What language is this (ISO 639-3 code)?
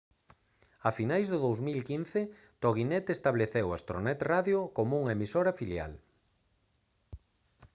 glg